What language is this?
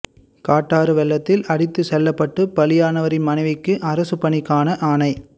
Tamil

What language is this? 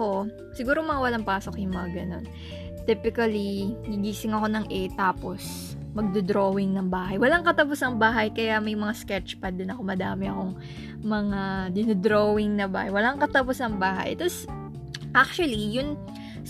Filipino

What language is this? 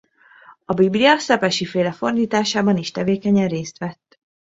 Hungarian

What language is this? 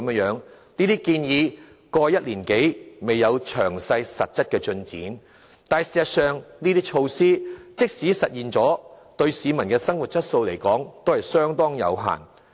Cantonese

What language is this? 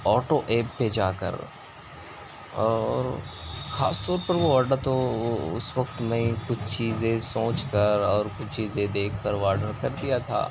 Urdu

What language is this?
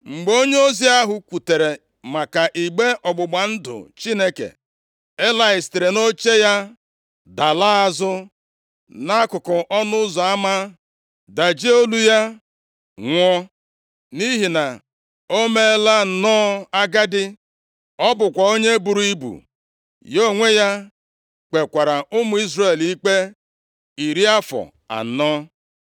Igbo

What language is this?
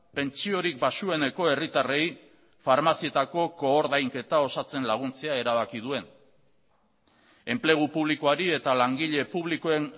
Basque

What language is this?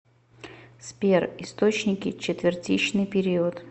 Russian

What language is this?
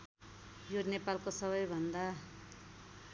Nepali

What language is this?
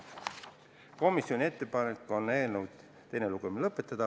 Estonian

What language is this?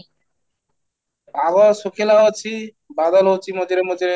Odia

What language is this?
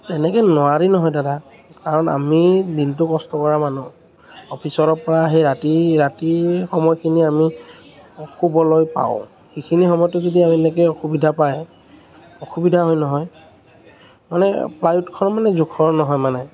Assamese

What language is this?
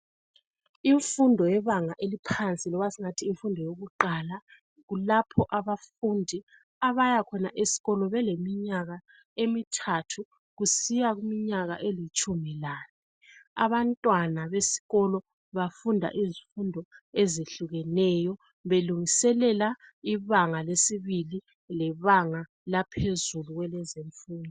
North Ndebele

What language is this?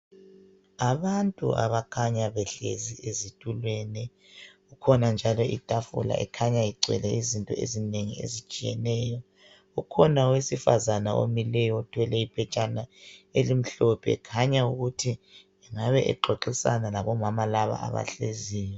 North Ndebele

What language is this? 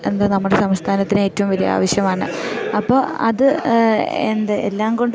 Malayalam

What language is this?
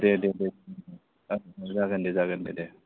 Bodo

